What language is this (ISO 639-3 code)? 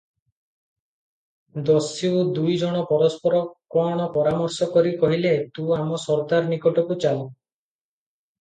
ori